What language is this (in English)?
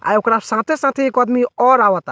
Bhojpuri